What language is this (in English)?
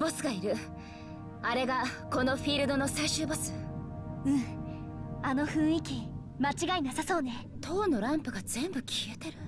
Japanese